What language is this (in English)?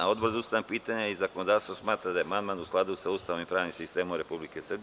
Serbian